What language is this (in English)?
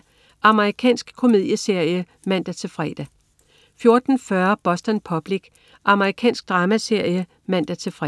Danish